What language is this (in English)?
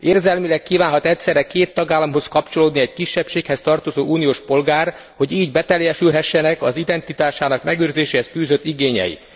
Hungarian